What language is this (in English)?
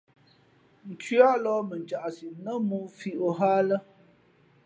Fe'fe'